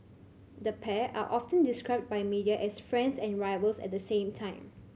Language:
English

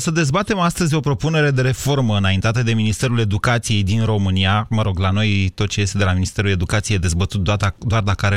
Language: Romanian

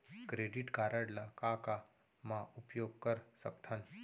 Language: Chhattisgarhi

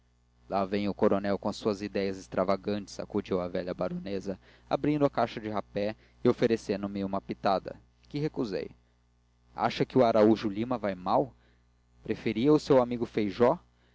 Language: Portuguese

